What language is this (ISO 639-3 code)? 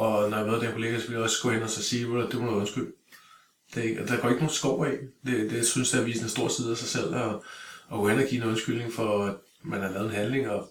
dan